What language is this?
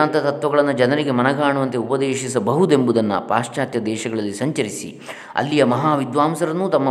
Kannada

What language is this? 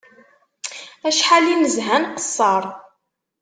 Kabyle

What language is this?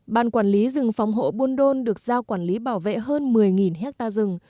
Vietnamese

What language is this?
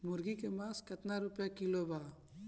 Bhojpuri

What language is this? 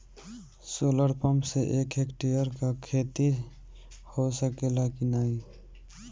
Bhojpuri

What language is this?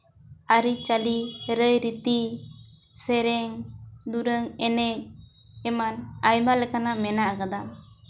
Santali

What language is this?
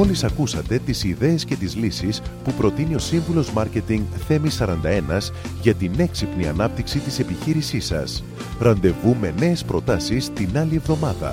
Greek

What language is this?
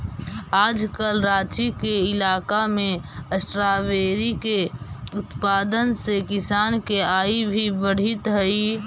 Magahi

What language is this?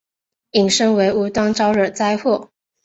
Chinese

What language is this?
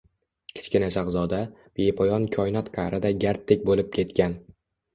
Uzbek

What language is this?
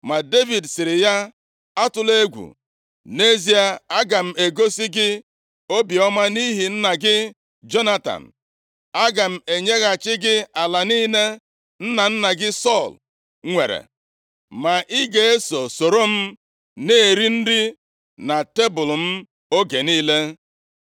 Igbo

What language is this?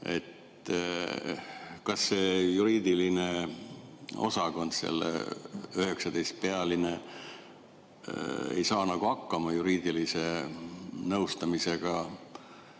Estonian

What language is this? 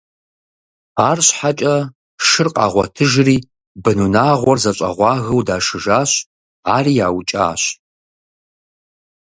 Kabardian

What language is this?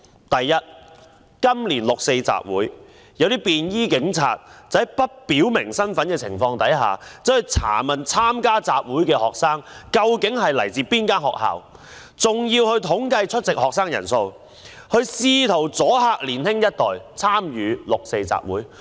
Cantonese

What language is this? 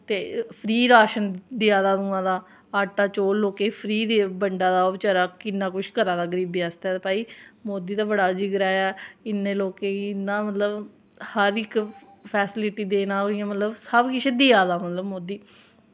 Dogri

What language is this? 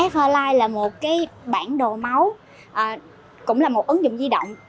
Vietnamese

